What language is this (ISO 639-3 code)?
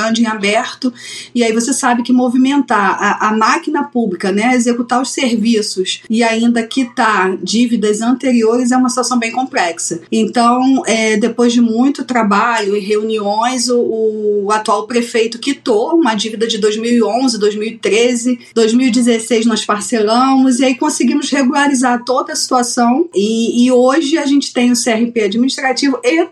por